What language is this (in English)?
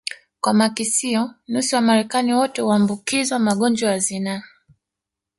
Swahili